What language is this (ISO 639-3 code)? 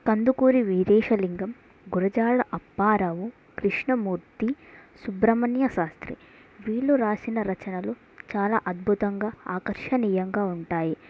tel